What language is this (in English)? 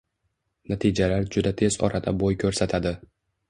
Uzbek